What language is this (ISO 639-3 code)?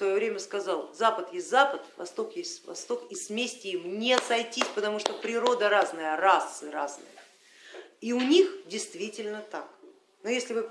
rus